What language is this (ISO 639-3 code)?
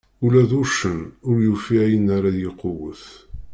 kab